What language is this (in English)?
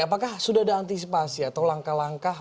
Indonesian